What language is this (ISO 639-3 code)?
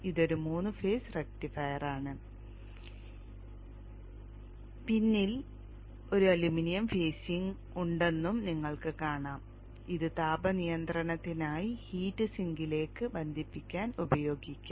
mal